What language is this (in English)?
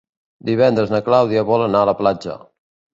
Catalan